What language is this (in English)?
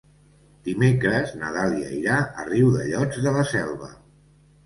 Catalan